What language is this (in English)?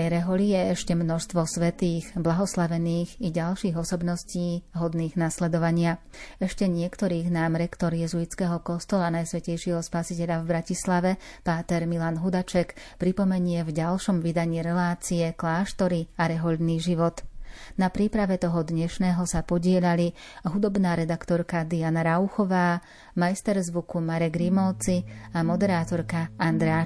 Slovak